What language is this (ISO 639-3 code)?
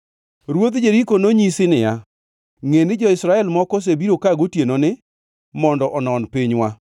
luo